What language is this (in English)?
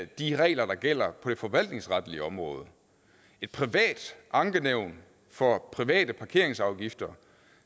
Danish